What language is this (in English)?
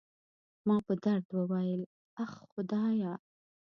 Pashto